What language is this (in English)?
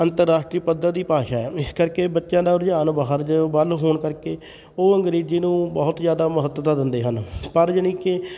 Punjabi